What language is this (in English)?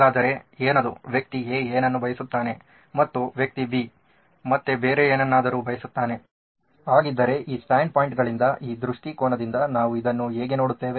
Kannada